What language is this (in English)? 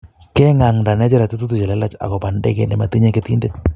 Kalenjin